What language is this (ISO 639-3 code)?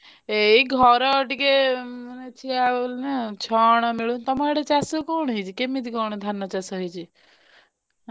ori